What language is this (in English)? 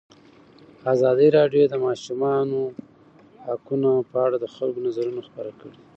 Pashto